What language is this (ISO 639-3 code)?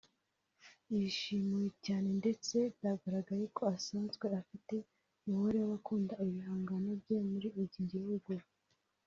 kin